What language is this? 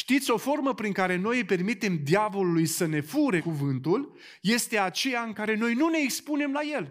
Romanian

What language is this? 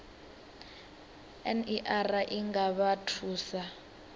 Venda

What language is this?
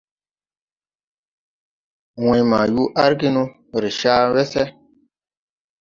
Tupuri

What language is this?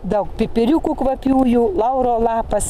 Lithuanian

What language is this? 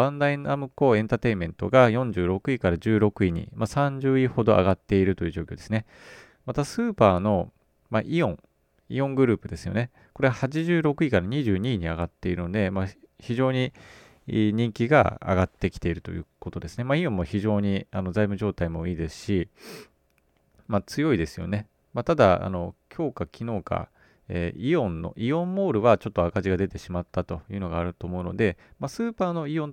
Japanese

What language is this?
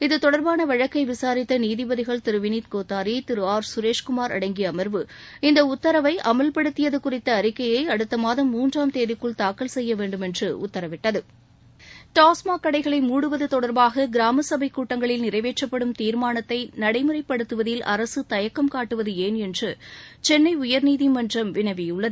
Tamil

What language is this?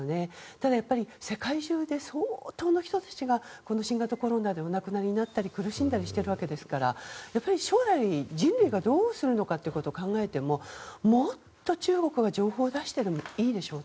Japanese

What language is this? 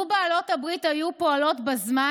Hebrew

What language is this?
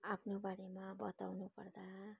Nepali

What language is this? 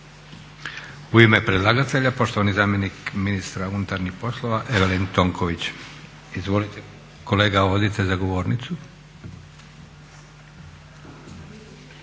Croatian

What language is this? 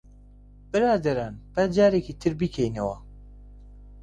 Central Kurdish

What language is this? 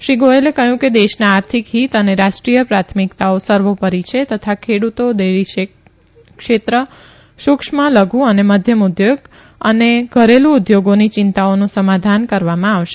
Gujarati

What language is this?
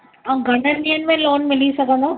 Sindhi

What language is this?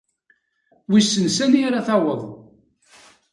Kabyle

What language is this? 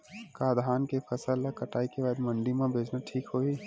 Chhattisgarhi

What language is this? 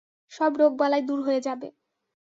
Bangla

